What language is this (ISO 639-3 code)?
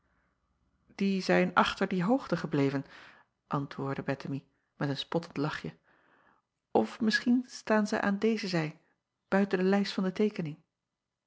nld